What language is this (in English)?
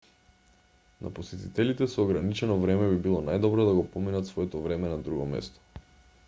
Macedonian